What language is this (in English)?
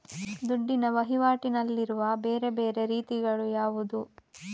Kannada